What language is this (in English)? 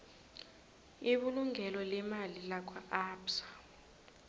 South Ndebele